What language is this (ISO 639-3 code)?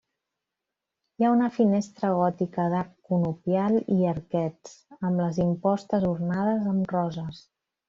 cat